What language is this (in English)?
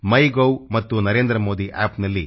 Kannada